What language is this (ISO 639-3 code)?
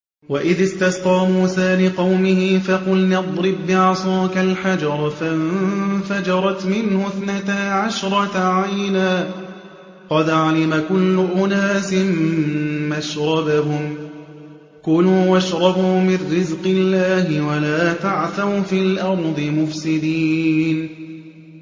ara